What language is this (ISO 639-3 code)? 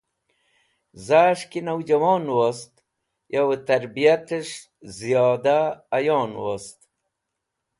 wbl